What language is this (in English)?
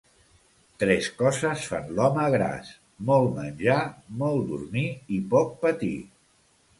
Catalan